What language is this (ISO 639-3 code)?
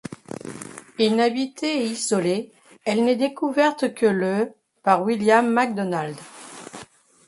fra